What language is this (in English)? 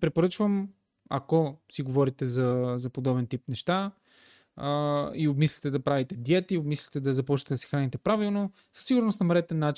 Bulgarian